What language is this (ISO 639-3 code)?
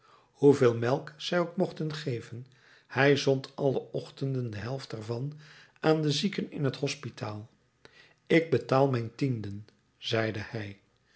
nld